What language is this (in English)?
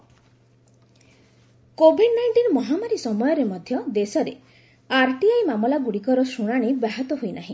Odia